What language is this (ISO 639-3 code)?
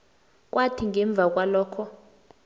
nbl